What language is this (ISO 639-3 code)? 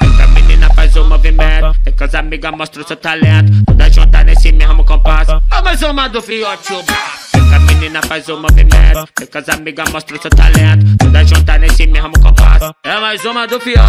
por